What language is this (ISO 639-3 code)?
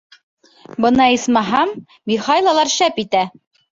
bak